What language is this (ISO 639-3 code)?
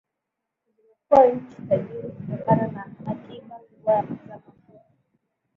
swa